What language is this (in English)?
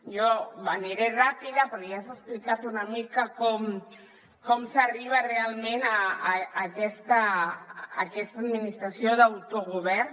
Catalan